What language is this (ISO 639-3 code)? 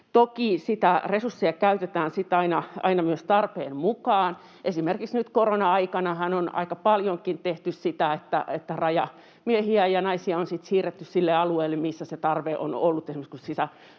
fin